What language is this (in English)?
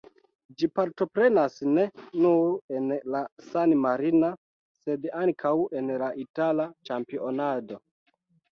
Esperanto